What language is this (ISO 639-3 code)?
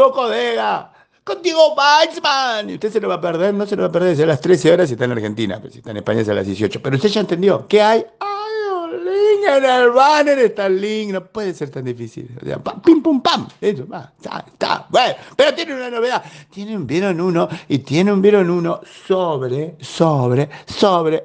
spa